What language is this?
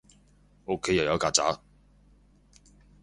Cantonese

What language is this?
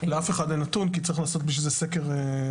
Hebrew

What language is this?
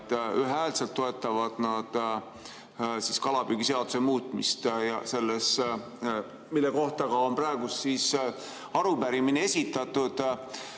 Estonian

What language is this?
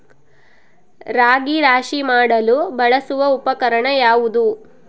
Kannada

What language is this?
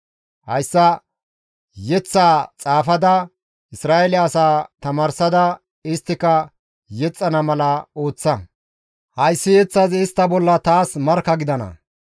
Gamo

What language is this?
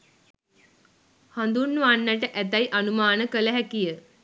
Sinhala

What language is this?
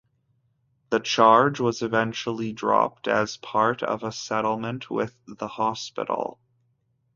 English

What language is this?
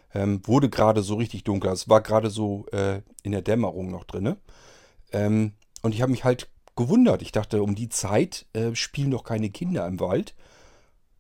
German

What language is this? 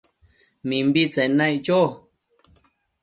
Matsés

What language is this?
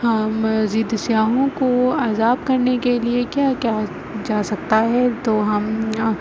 Urdu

